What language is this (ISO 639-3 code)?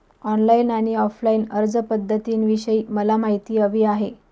mar